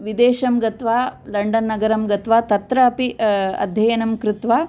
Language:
Sanskrit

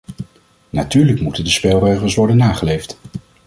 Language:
Dutch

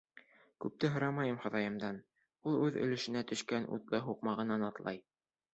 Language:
Bashkir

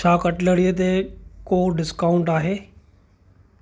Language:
Sindhi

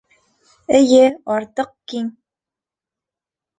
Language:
Bashkir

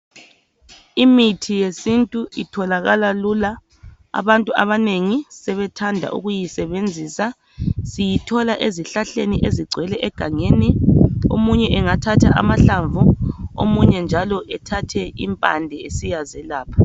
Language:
North Ndebele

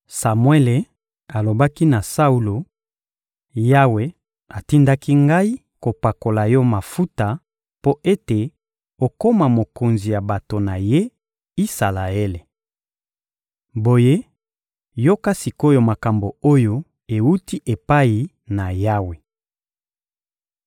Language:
Lingala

